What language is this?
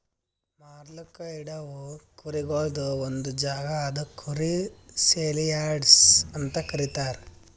Kannada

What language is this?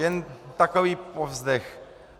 Czech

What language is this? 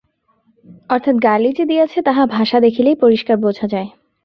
Bangla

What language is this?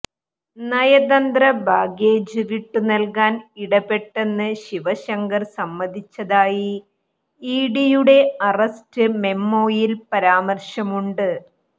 Malayalam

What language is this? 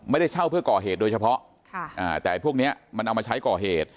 Thai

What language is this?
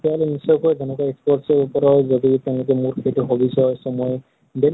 Assamese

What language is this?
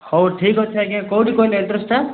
Odia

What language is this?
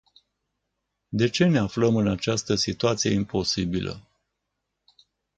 Romanian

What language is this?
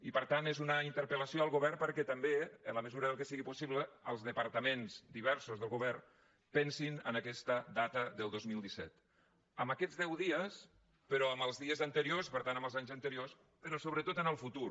Catalan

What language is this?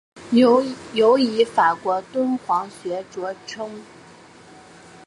Chinese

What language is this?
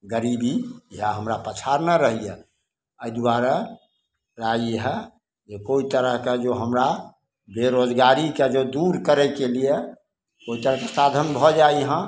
Maithili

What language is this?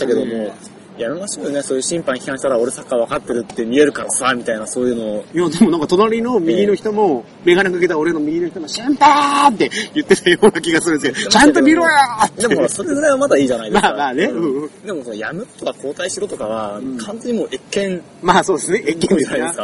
Japanese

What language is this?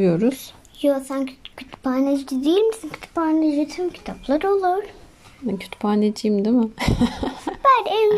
Turkish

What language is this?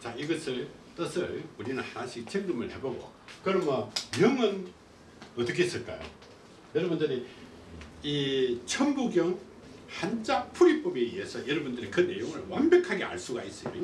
Korean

